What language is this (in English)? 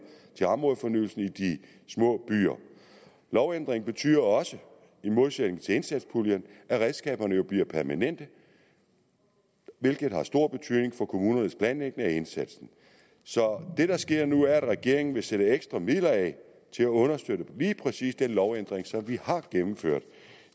Danish